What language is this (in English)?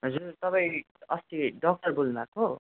Nepali